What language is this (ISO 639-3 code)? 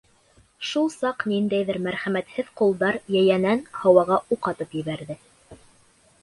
bak